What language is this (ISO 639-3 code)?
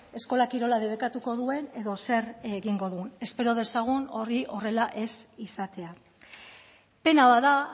eus